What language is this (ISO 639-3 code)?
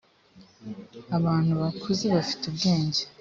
kin